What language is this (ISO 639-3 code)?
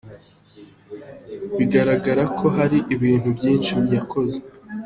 kin